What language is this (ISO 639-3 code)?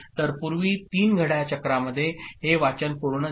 mar